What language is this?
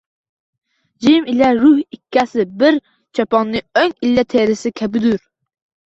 Uzbek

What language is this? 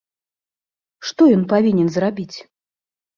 Belarusian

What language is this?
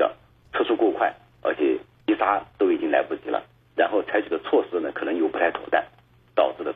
Chinese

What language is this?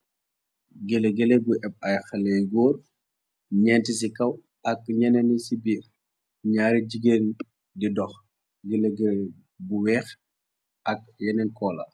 Wolof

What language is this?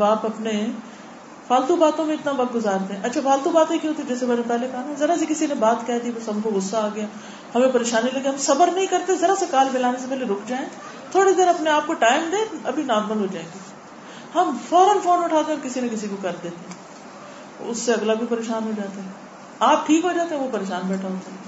Urdu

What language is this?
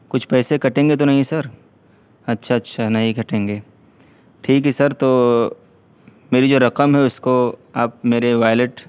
Urdu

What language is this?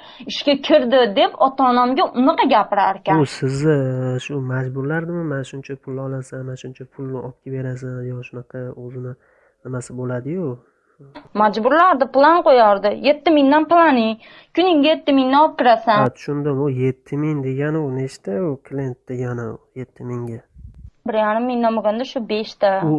Uzbek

